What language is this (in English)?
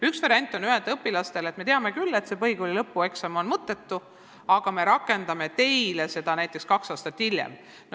Estonian